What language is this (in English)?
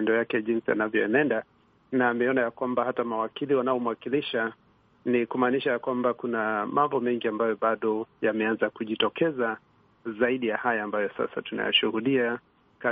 Swahili